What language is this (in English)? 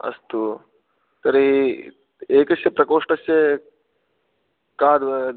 Sanskrit